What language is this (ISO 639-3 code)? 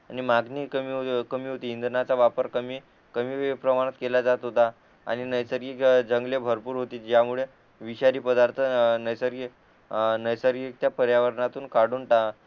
mar